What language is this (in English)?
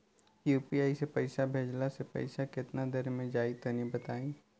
Bhojpuri